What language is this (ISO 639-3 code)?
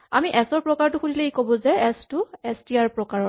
asm